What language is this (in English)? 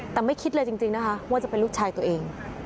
Thai